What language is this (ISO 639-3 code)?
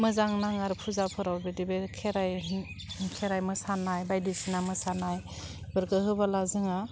brx